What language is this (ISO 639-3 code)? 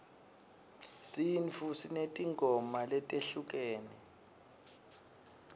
ssw